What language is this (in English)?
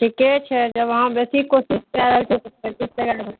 Maithili